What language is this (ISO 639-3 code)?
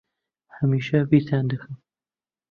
ckb